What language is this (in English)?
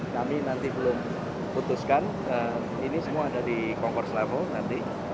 Indonesian